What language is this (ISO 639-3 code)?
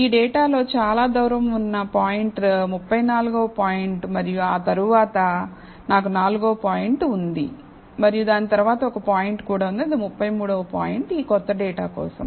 tel